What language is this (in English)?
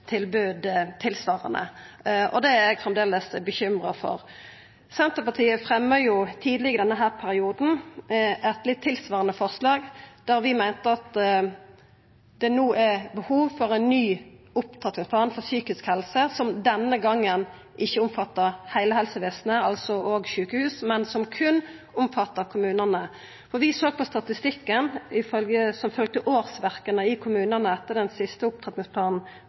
Norwegian Nynorsk